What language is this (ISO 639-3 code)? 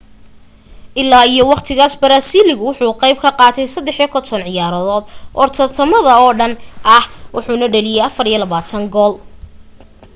som